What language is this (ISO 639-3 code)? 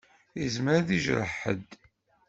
kab